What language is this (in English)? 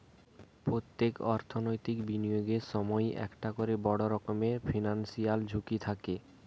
Bangla